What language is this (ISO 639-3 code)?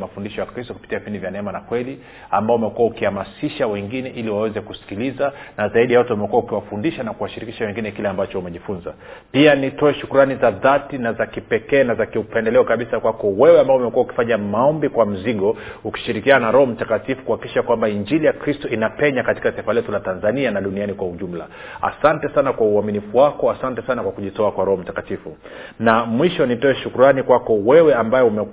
swa